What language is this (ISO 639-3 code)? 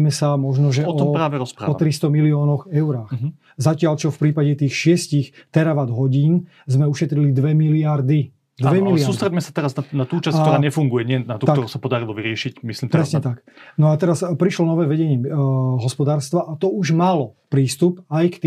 slk